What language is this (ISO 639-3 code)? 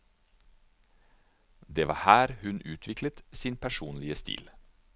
nor